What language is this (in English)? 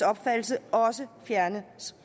Danish